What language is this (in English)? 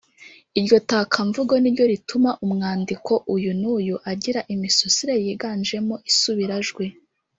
Kinyarwanda